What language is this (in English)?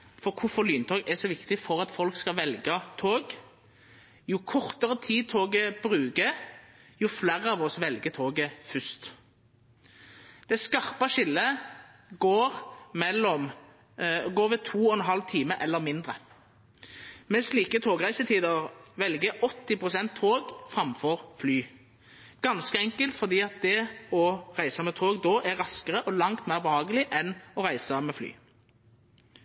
Norwegian Nynorsk